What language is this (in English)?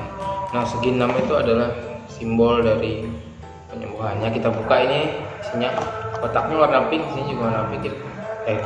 Indonesian